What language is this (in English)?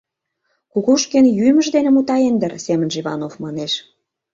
Mari